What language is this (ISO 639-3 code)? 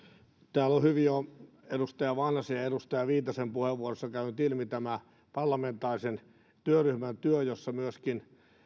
fin